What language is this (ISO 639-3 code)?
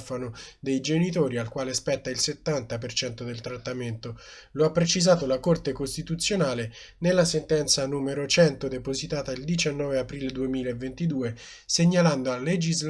ita